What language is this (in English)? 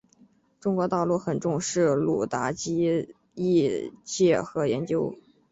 Chinese